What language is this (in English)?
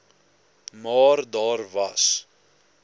Afrikaans